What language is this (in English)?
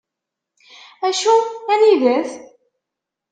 Kabyle